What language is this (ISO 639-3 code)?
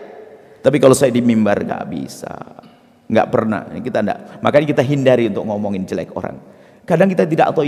ind